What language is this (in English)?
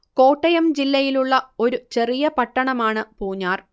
Malayalam